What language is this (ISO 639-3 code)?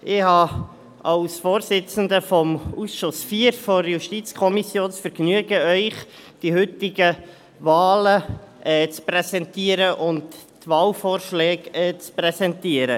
gsw